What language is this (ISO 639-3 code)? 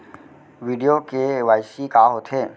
hne